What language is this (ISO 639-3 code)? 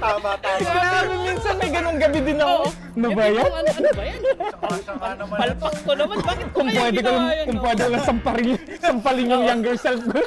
fil